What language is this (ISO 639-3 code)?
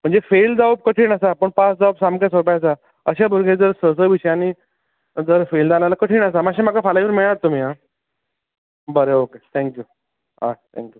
kok